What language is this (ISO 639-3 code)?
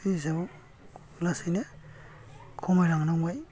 brx